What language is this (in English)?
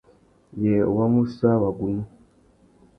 Tuki